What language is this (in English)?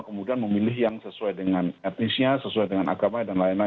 Indonesian